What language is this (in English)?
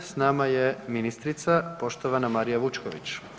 Croatian